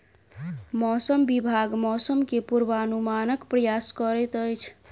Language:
Maithili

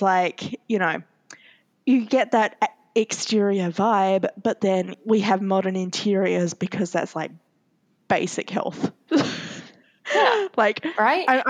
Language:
English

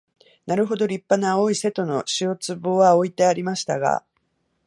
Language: Japanese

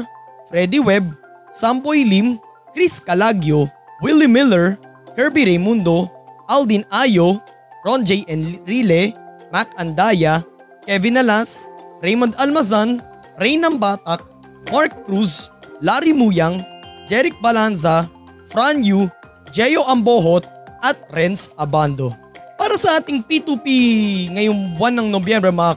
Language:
Filipino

